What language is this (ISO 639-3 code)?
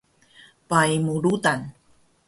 trv